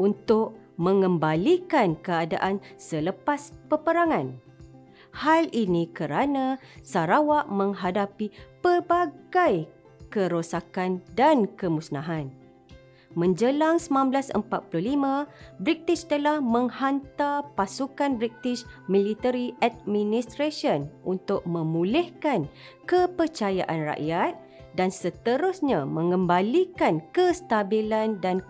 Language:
Malay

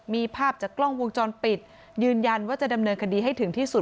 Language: Thai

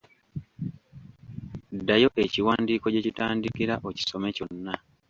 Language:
Ganda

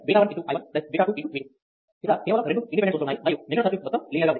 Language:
Telugu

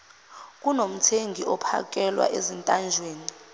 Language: Zulu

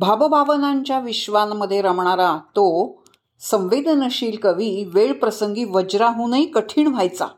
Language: Marathi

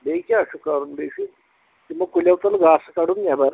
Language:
Kashmiri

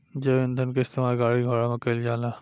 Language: Bhojpuri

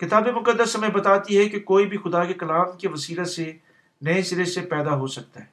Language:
Urdu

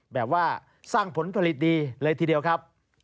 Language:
Thai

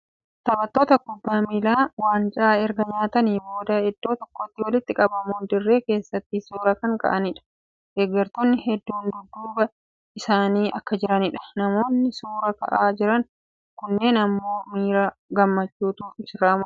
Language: Oromo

